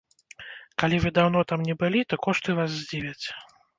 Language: Belarusian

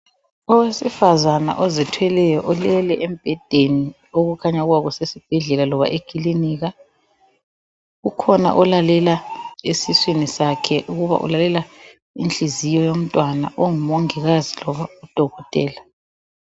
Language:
North Ndebele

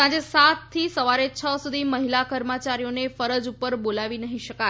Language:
Gujarati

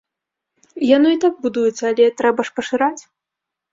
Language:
Belarusian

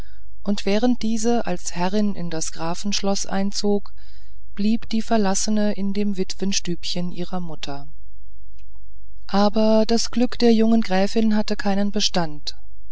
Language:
German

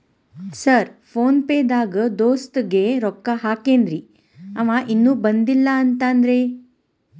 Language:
Kannada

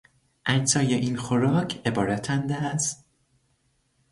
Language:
Persian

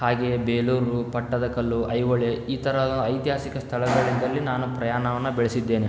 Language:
Kannada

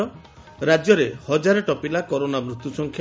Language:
Odia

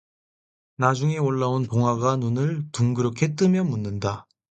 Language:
Korean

